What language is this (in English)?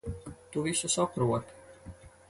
Latvian